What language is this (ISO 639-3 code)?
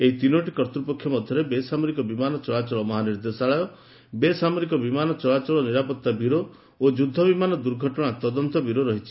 ori